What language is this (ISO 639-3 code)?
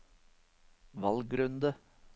nor